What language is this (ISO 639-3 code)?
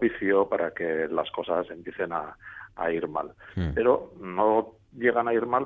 spa